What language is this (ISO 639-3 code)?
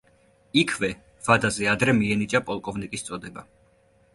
kat